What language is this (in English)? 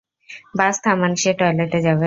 Bangla